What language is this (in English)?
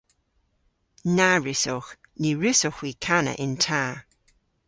Cornish